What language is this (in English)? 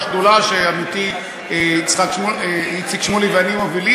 Hebrew